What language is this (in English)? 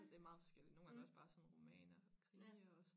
Danish